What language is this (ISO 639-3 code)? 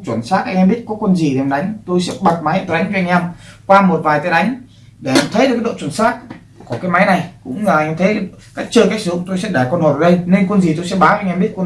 vie